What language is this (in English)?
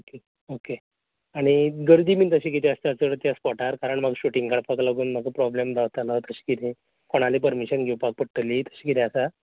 Konkani